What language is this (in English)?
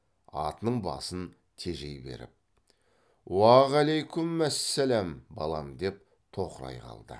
Kazakh